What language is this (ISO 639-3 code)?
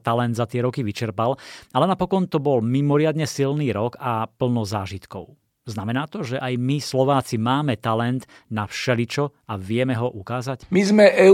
slk